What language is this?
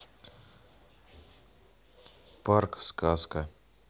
Russian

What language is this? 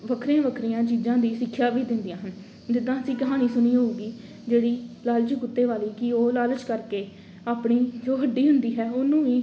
Punjabi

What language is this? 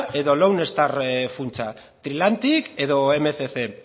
Basque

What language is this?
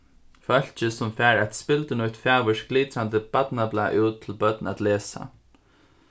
Faroese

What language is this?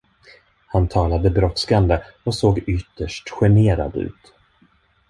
Swedish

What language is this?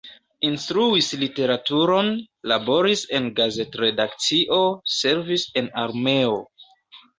Esperanto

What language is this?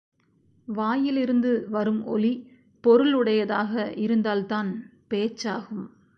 Tamil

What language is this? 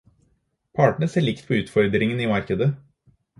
Norwegian Bokmål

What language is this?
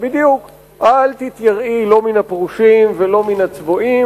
Hebrew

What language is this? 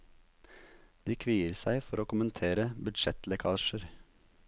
Norwegian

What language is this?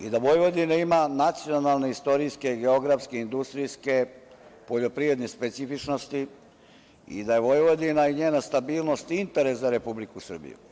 Serbian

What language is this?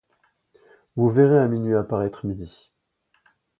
French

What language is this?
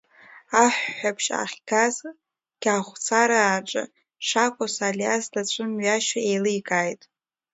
Abkhazian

